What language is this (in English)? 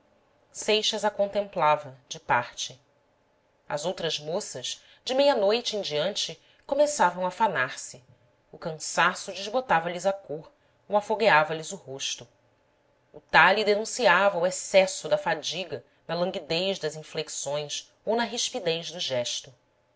Portuguese